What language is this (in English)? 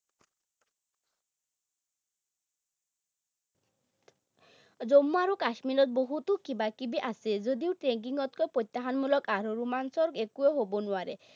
Assamese